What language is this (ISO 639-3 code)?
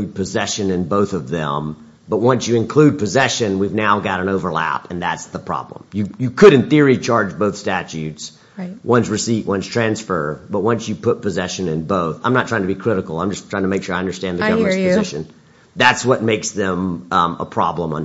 eng